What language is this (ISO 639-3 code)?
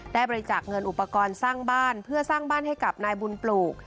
tha